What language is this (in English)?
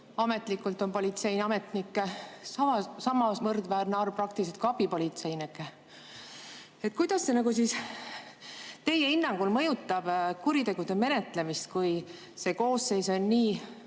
Estonian